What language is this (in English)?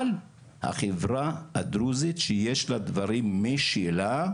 Hebrew